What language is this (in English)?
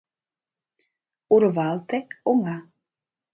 Mari